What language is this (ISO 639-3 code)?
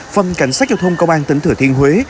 vie